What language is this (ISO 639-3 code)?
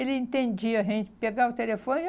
por